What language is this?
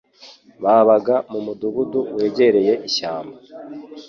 Kinyarwanda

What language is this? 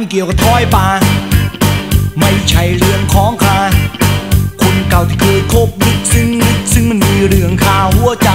Thai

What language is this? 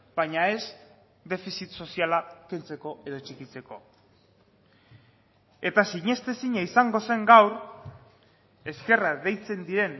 Basque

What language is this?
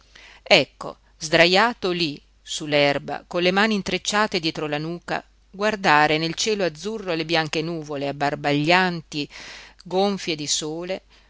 Italian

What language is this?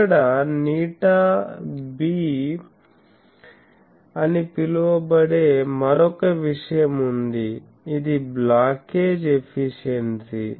Telugu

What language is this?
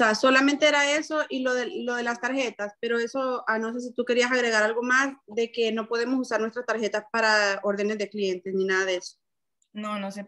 Spanish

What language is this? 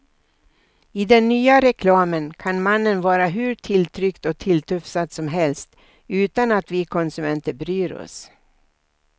Swedish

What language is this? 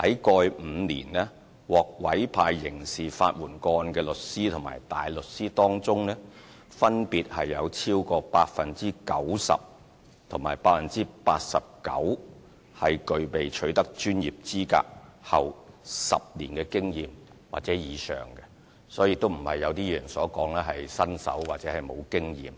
Cantonese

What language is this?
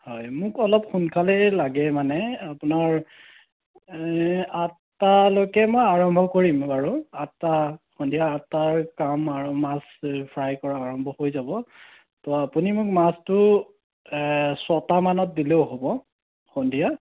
Assamese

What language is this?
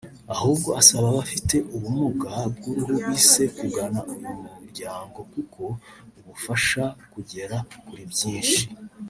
Kinyarwanda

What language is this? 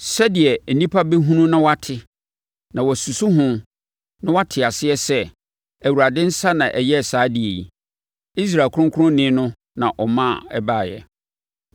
Akan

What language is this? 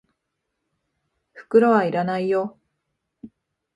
Japanese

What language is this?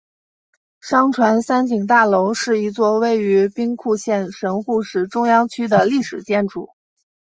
Chinese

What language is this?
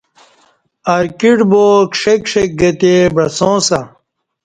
Kati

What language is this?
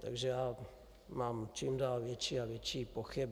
Czech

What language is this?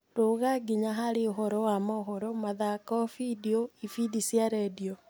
Kikuyu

